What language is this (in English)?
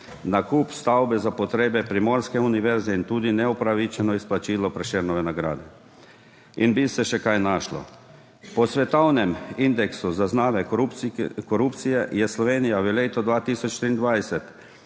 Slovenian